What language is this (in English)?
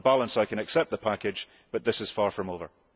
English